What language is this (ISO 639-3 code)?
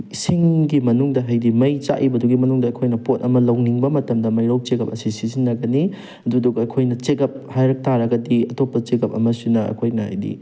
mni